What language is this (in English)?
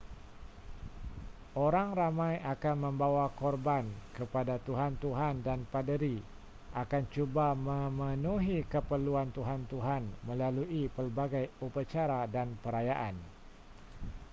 Malay